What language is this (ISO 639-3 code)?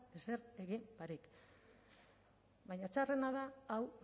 eus